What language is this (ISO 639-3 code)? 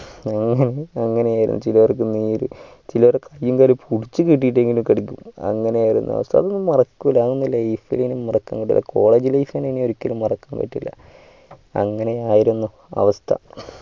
mal